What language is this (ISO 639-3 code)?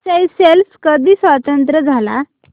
mar